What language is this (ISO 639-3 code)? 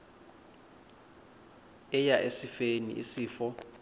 xho